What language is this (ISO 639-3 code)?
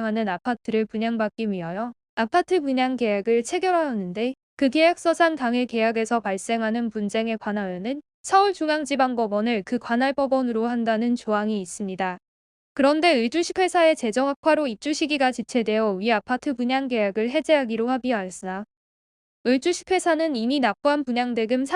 kor